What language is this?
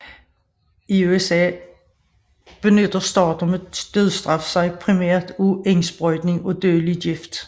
Danish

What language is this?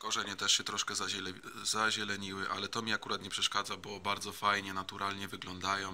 Polish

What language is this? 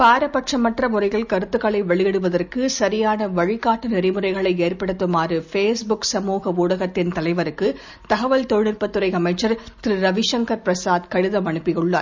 Tamil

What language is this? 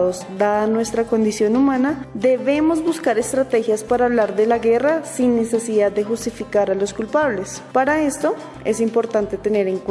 Spanish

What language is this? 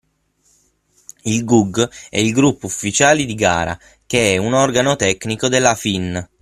Italian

